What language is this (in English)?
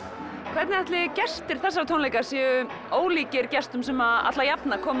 Icelandic